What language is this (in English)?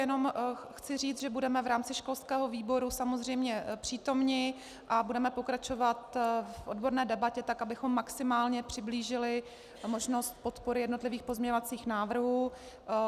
Czech